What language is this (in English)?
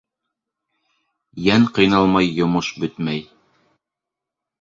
Bashkir